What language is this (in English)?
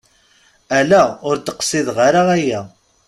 Kabyle